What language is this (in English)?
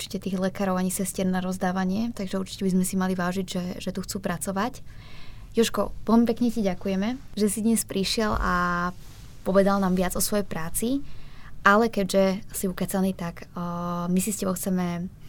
Slovak